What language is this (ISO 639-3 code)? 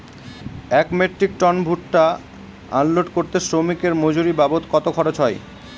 ben